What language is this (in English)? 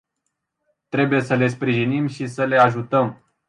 Romanian